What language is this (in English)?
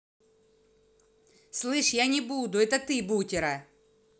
Russian